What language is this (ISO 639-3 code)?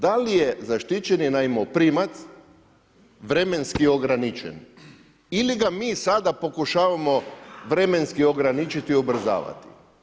hrv